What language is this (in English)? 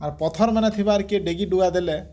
Odia